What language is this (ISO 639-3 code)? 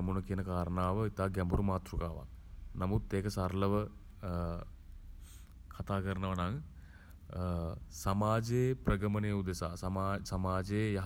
sin